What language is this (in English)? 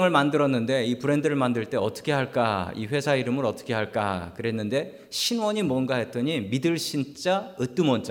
Korean